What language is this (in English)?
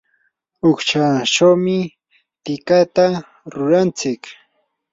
Yanahuanca Pasco Quechua